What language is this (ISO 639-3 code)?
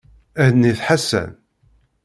kab